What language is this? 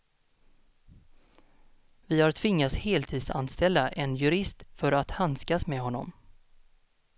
Swedish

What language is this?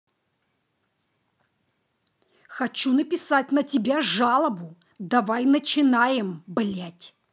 Russian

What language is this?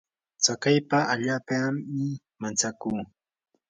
Yanahuanca Pasco Quechua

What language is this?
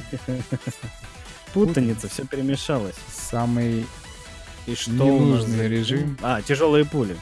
Russian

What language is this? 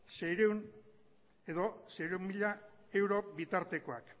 Basque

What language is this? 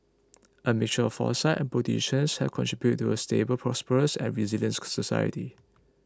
English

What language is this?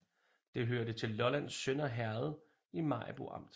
Danish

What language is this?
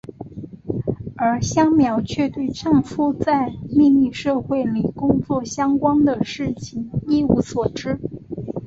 Chinese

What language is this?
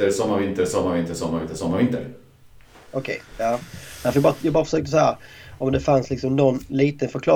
Swedish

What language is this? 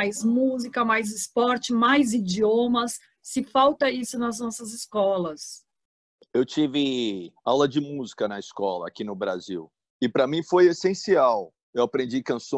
Portuguese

